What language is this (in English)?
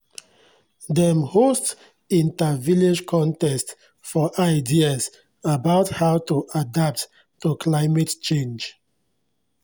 Nigerian Pidgin